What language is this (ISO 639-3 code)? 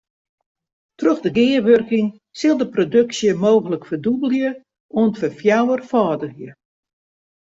fry